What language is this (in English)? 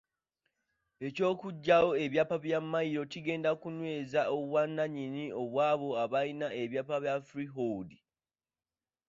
Ganda